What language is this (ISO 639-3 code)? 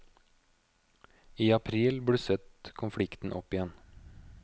nor